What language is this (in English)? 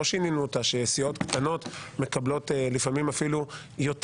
Hebrew